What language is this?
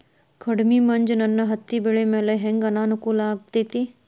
Kannada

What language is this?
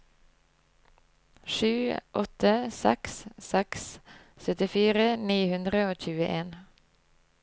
Norwegian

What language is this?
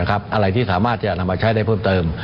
Thai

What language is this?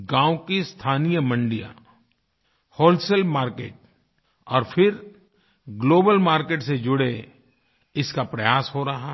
Hindi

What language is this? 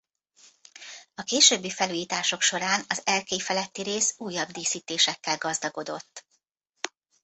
Hungarian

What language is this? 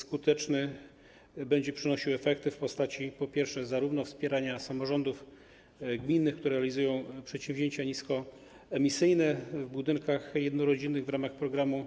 Polish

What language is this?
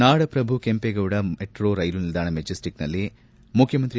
Kannada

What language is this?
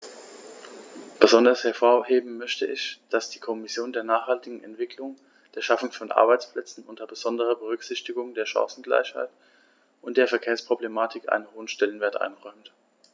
German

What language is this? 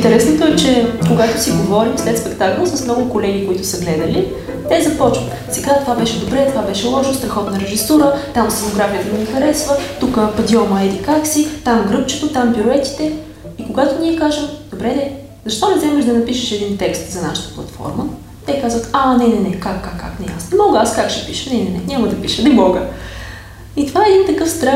Bulgarian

